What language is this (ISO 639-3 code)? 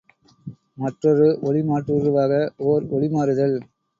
tam